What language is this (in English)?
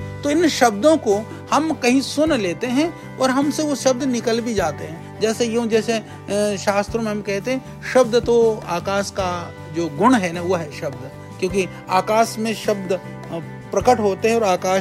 Hindi